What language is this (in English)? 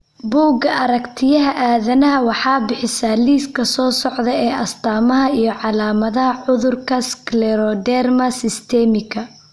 Somali